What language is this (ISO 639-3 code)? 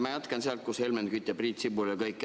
est